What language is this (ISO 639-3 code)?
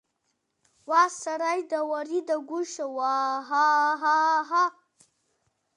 abk